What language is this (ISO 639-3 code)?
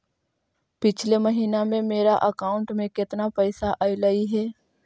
mag